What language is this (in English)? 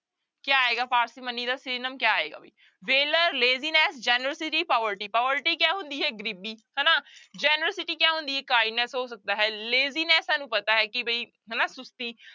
Punjabi